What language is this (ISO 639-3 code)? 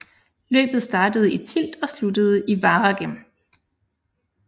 dan